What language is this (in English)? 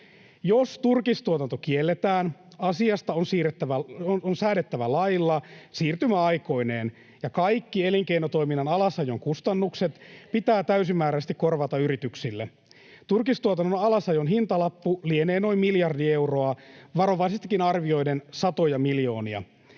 Finnish